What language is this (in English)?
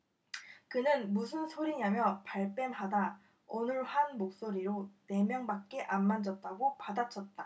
Korean